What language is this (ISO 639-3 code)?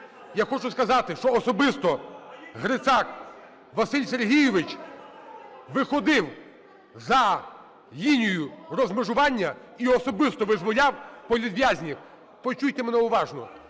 ukr